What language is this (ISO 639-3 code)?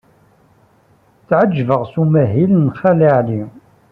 kab